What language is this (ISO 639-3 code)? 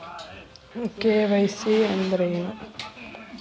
kan